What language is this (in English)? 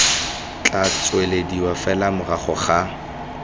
Tswana